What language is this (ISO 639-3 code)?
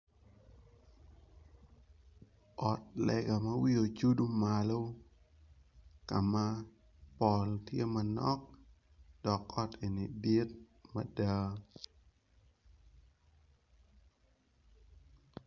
ach